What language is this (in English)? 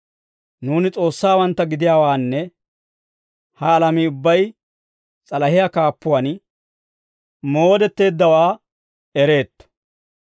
Dawro